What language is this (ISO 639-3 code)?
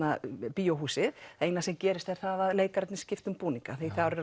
isl